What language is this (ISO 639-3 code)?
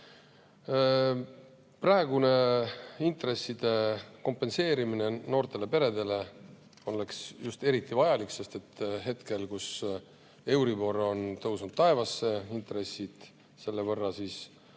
est